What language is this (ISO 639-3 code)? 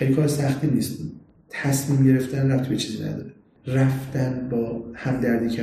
fas